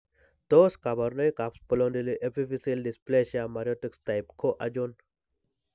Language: Kalenjin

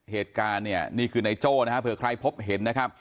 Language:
Thai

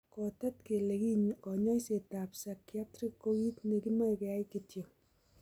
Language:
Kalenjin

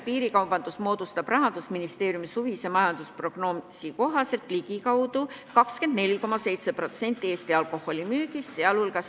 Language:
Estonian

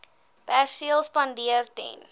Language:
Afrikaans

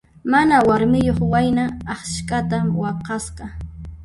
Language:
Puno Quechua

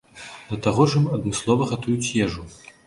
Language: Belarusian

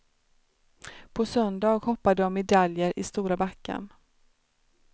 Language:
Swedish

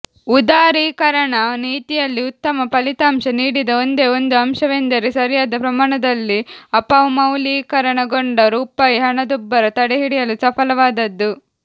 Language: Kannada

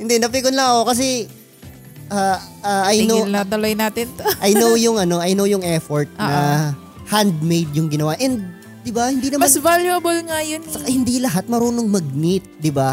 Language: Filipino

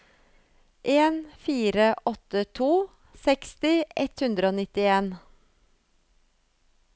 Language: Norwegian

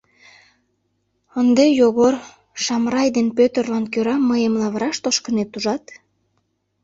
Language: Mari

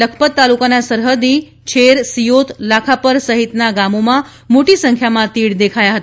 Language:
Gujarati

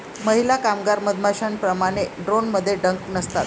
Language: Marathi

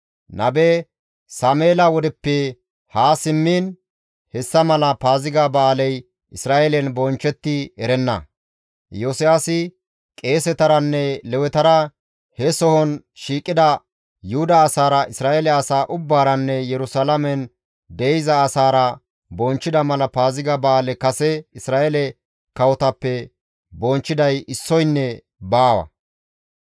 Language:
Gamo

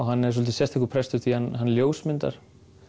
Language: Icelandic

